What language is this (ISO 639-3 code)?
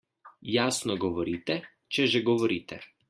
slv